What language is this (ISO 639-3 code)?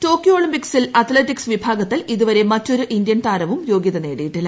mal